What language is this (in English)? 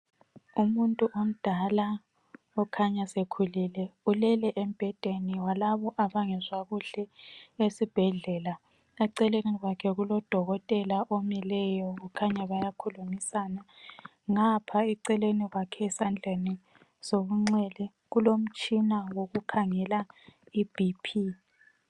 North Ndebele